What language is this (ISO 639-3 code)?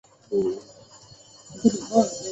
zho